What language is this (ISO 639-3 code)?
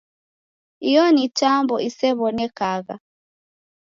dav